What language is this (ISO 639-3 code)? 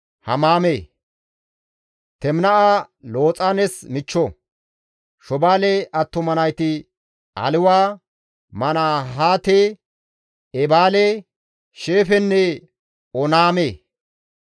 gmv